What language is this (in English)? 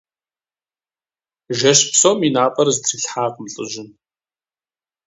Kabardian